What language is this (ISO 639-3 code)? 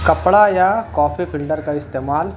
urd